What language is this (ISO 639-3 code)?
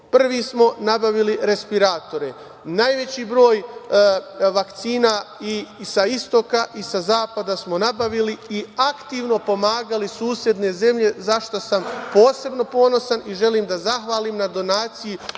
srp